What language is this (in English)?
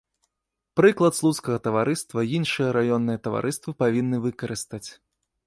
Belarusian